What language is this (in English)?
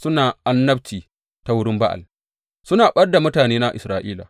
Hausa